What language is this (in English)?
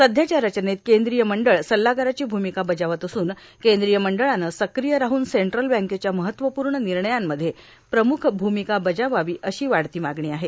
Marathi